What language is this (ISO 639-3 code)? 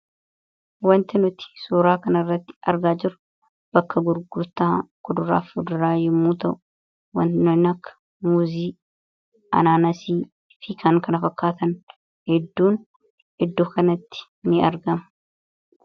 orm